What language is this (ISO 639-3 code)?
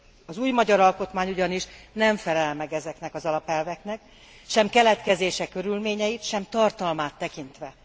hun